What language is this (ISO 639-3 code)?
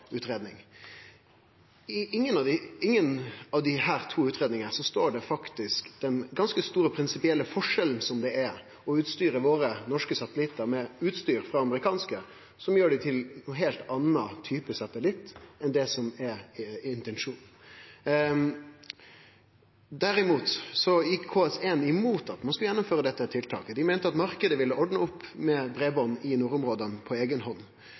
nno